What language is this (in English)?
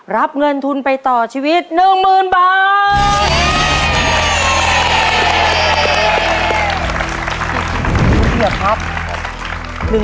Thai